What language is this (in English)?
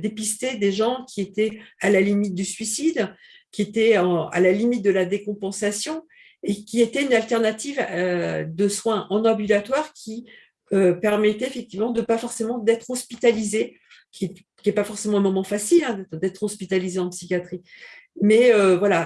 French